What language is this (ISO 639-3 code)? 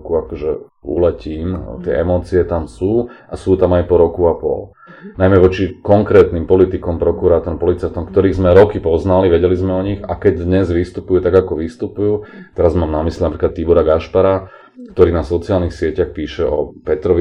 slk